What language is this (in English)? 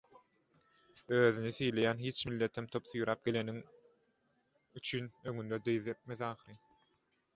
Turkmen